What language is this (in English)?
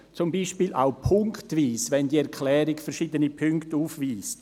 Swiss German